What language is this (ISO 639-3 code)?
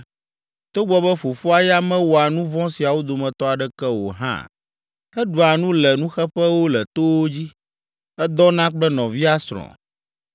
ewe